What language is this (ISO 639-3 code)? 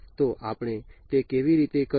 guj